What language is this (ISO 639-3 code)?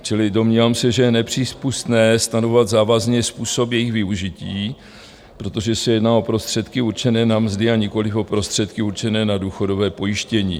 ces